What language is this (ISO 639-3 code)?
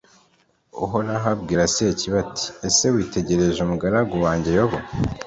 kin